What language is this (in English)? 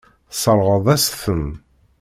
Kabyle